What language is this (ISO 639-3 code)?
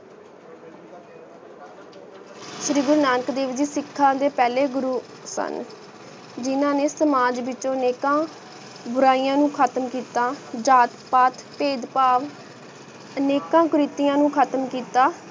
pan